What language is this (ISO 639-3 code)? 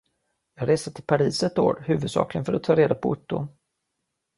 swe